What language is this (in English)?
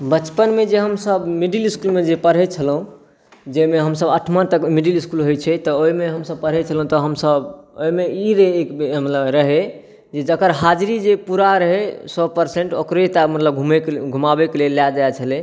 Maithili